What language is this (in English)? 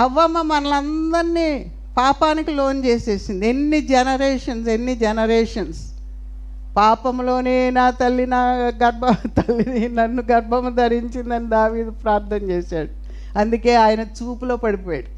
Telugu